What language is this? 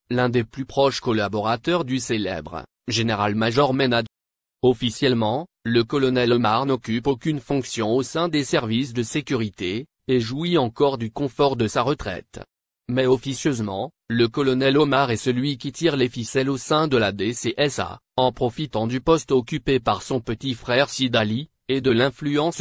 French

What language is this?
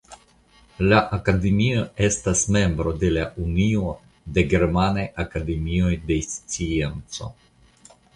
Esperanto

